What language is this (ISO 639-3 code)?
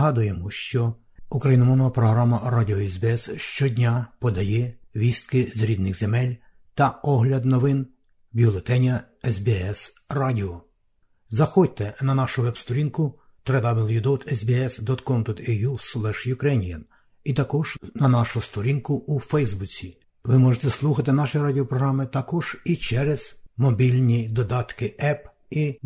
ukr